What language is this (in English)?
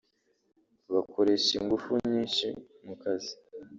Kinyarwanda